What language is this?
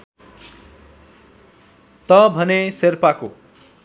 Nepali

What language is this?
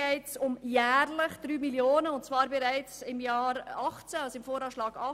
Swiss German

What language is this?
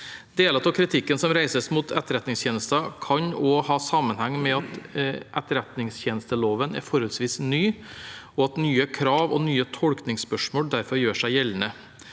Norwegian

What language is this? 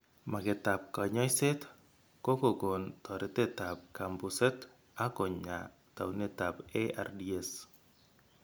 Kalenjin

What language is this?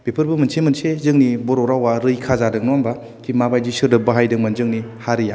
Bodo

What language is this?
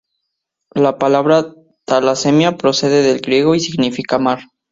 Spanish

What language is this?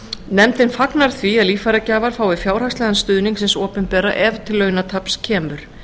Icelandic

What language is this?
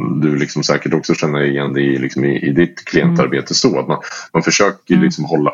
Swedish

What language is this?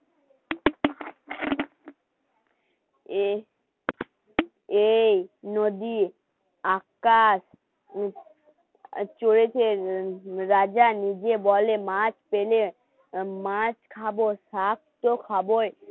Bangla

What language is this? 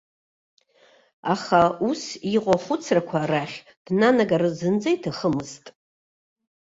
Abkhazian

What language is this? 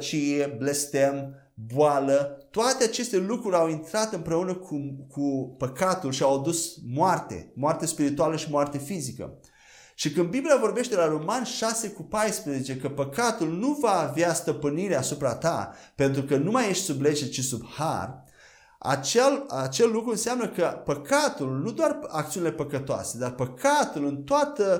Romanian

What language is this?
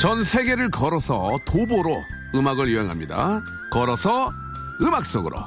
Korean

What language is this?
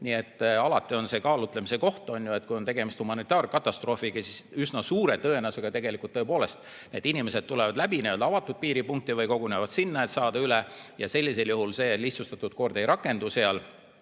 Estonian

